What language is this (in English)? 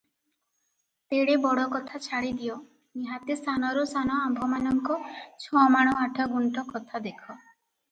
Odia